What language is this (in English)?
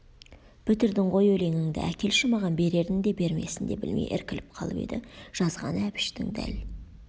Kazakh